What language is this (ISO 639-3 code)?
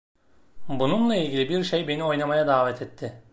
tur